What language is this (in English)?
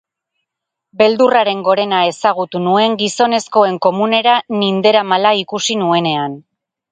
Basque